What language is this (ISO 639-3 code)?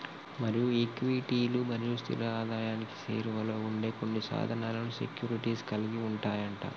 tel